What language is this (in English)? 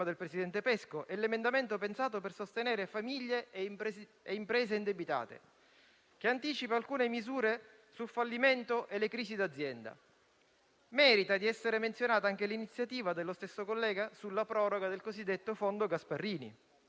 Italian